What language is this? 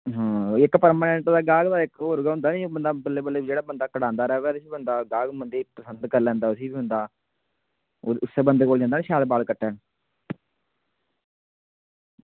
Dogri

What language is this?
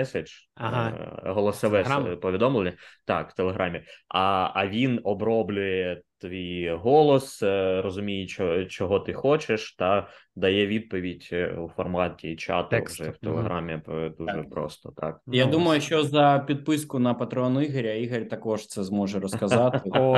Ukrainian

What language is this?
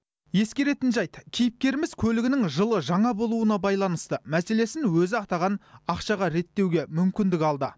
Kazakh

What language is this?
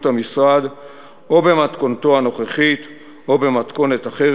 Hebrew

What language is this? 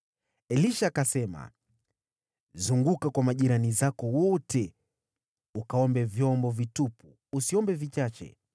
Swahili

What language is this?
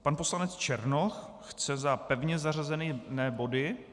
Czech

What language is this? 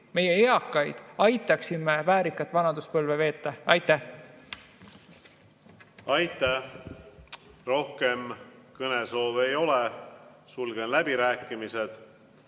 Estonian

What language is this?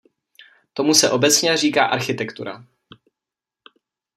Czech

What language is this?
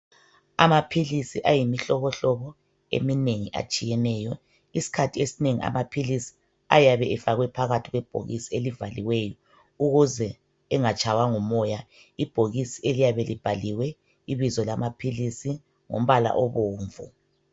North Ndebele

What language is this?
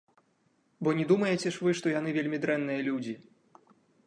Belarusian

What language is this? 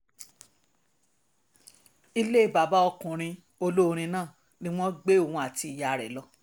Yoruba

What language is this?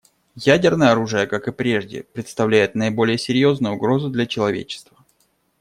Russian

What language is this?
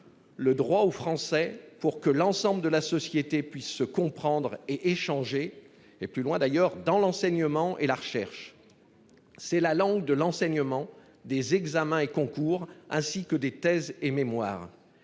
French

